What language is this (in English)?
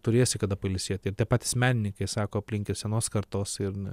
Lithuanian